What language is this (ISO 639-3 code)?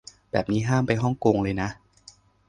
tha